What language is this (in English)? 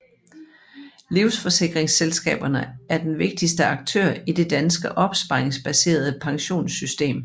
Danish